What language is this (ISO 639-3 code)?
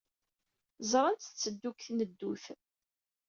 kab